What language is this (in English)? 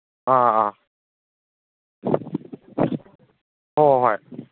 Manipuri